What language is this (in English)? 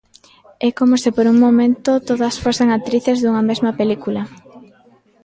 Galician